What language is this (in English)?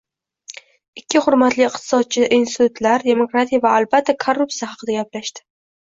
Uzbek